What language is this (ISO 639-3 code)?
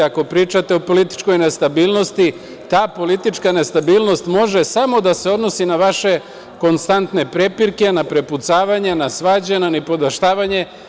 srp